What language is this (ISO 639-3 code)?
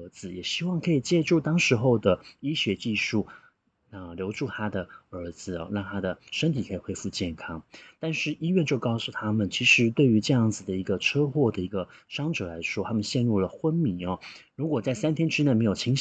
zho